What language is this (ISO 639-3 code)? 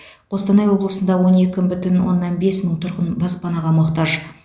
kaz